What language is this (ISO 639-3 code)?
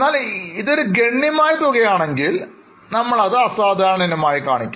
mal